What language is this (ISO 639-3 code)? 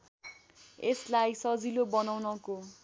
nep